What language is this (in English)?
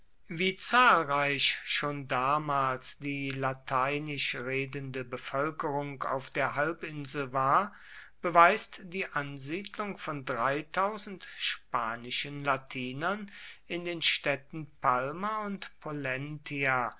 German